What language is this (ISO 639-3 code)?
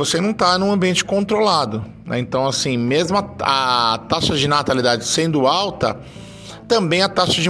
por